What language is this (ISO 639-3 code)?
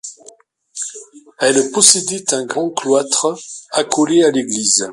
fra